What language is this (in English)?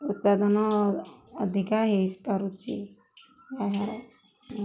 Odia